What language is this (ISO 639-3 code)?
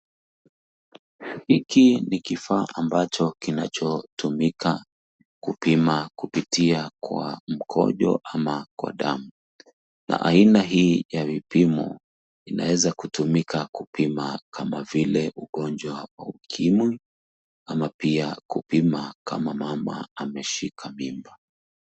swa